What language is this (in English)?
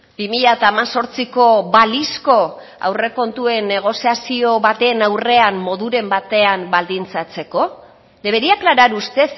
Basque